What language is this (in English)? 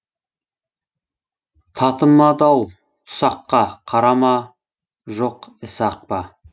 Kazakh